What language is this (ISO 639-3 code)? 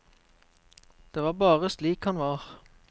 nor